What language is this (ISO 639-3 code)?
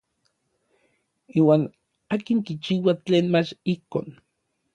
nlv